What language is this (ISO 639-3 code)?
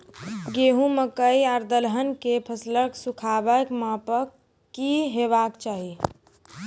mai